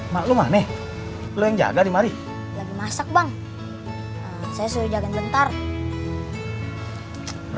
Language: Indonesian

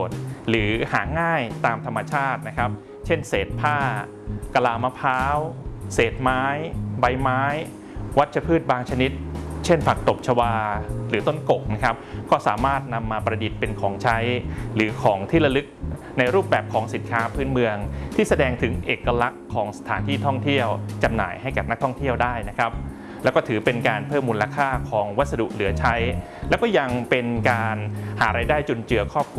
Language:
Thai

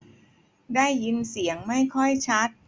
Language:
Thai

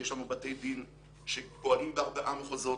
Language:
Hebrew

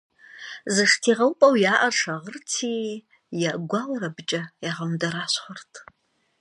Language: Kabardian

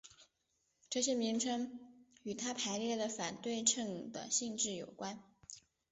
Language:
Chinese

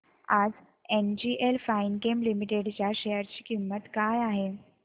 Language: Marathi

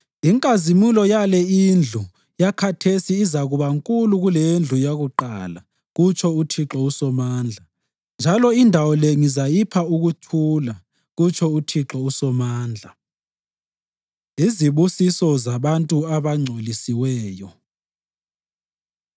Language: North Ndebele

